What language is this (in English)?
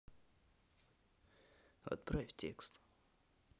Russian